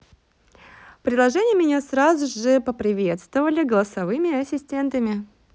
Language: Russian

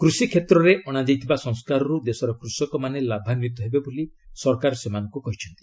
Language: Odia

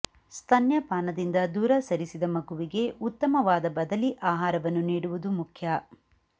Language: Kannada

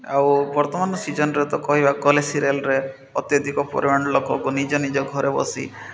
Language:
Odia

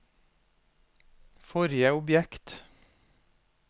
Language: Norwegian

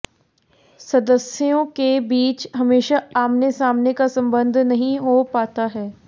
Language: Hindi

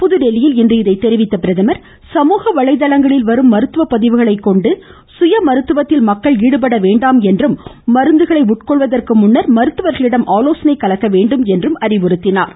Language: Tamil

